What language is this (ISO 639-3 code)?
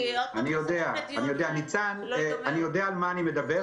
heb